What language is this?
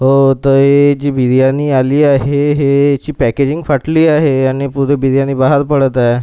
Marathi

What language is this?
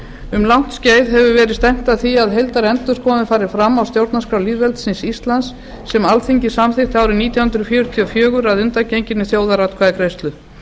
Icelandic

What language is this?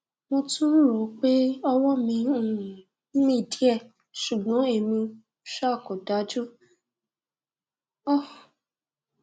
Yoruba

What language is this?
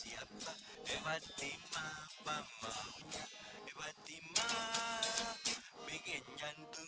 Indonesian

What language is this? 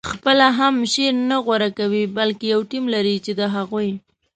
Pashto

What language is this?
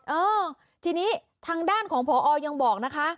Thai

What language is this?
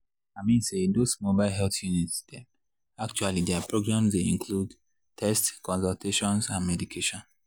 Nigerian Pidgin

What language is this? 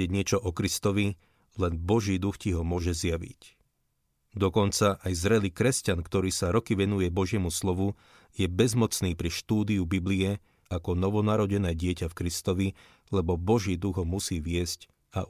Slovak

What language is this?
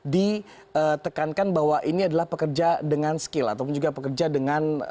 Indonesian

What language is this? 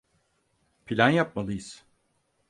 Turkish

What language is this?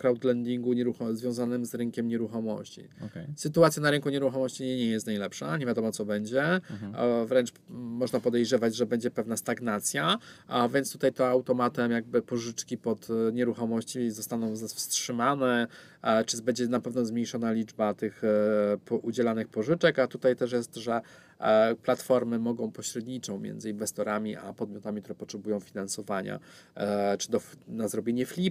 Polish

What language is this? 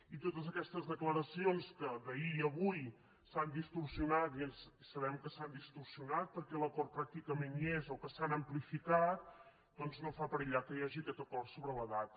Catalan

